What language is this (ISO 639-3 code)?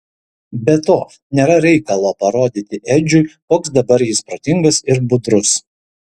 lit